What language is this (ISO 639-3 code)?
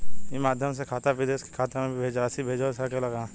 bho